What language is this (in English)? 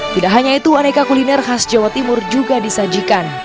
Indonesian